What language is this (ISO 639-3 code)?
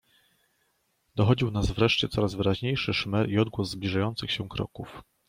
pol